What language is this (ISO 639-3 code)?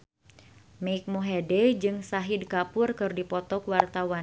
sun